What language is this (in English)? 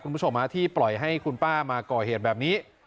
Thai